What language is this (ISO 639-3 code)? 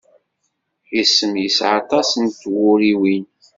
kab